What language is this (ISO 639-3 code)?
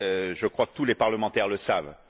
fra